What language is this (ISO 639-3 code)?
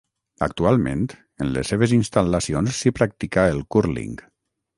cat